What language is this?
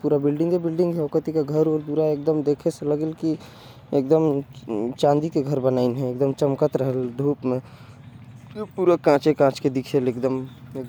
Korwa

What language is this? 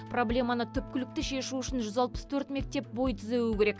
Kazakh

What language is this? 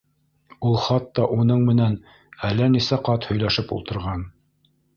Bashkir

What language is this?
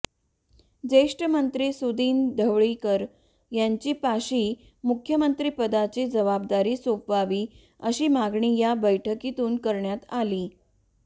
Marathi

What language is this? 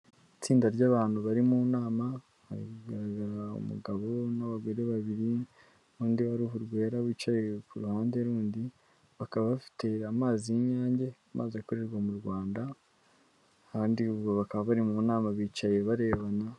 Kinyarwanda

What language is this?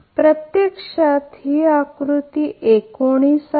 Marathi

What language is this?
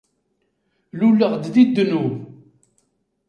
Kabyle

